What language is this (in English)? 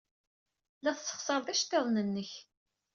Kabyle